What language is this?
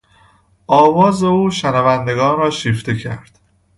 Persian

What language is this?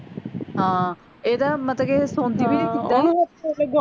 Punjabi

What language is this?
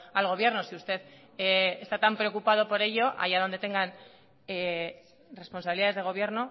Spanish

